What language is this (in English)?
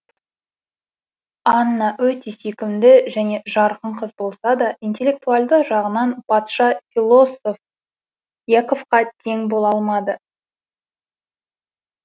Kazakh